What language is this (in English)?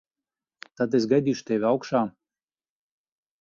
Latvian